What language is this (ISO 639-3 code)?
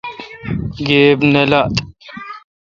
xka